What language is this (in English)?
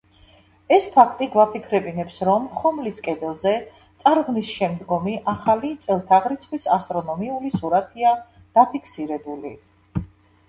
Georgian